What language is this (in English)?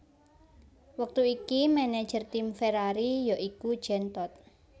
Javanese